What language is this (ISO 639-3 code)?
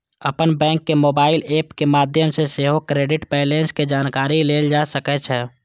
mai